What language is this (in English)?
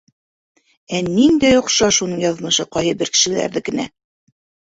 Bashkir